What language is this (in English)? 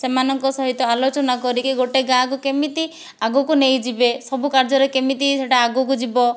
Odia